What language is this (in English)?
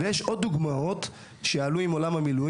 Hebrew